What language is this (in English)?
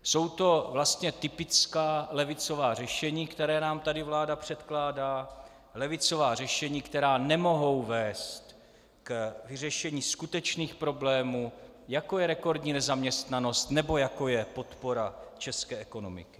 Czech